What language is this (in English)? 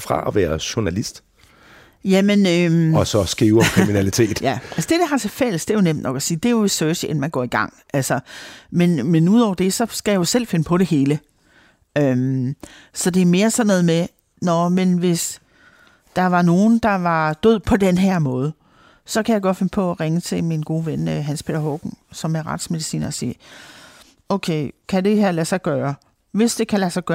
Danish